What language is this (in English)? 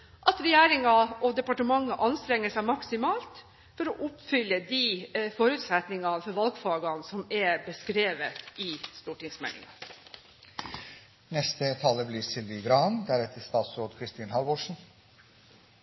Norwegian Bokmål